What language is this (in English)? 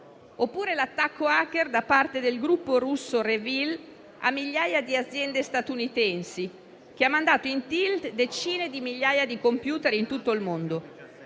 Italian